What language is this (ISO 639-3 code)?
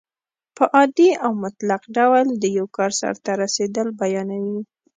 pus